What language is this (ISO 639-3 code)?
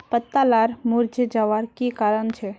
mag